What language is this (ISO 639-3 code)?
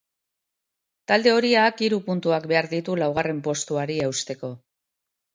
eus